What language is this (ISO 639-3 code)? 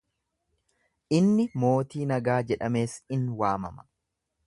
orm